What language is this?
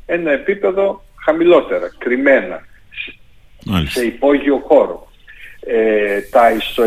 Greek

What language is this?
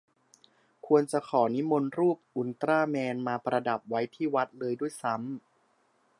Thai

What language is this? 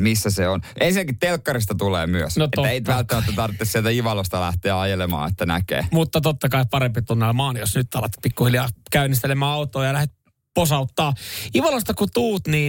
Finnish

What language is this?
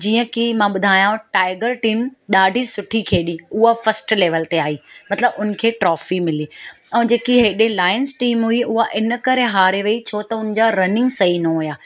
Sindhi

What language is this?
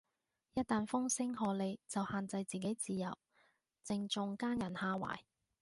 Cantonese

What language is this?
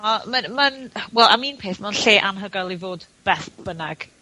Welsh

